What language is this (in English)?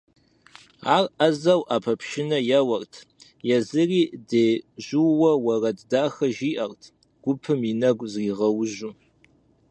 Kabardian